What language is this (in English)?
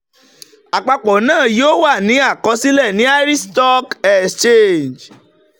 Yoruba